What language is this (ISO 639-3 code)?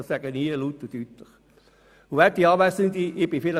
gsw